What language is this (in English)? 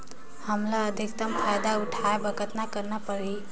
Chhattisgarhi